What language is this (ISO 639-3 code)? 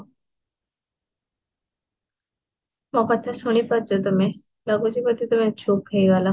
ori